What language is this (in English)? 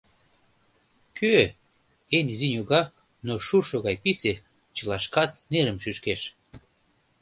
Mari